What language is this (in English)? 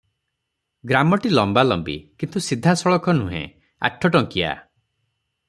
Odia